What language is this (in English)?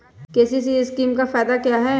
Magahi